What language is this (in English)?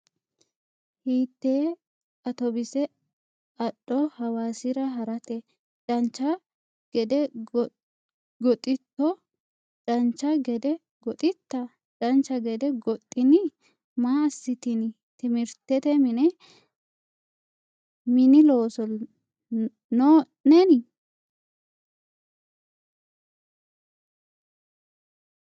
Sidamo